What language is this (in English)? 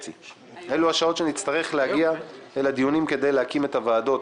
Hebrew